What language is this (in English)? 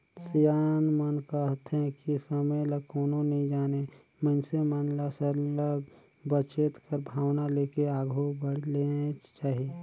Chhattisgarhi